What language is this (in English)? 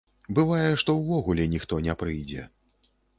Belarusian